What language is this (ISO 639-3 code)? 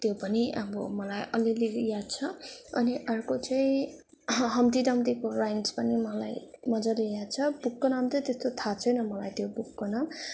nep